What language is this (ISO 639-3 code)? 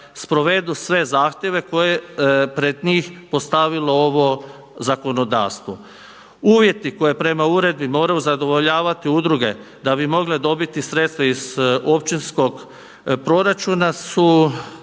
hrv